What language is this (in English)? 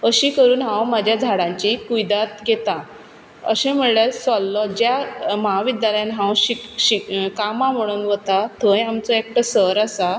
Konkani